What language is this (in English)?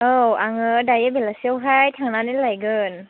Bodo